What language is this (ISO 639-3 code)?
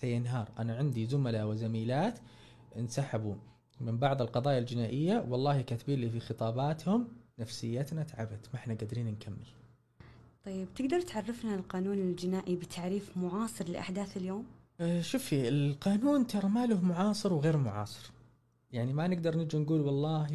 ara